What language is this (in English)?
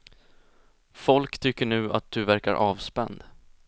Swedish